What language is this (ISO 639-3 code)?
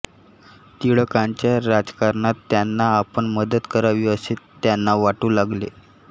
mar